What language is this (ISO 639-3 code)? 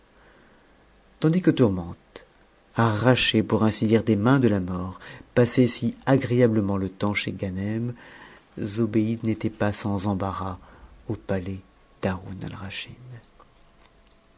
fra